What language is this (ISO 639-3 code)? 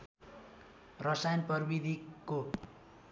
nep